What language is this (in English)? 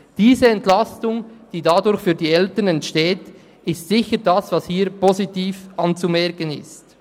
Swiss German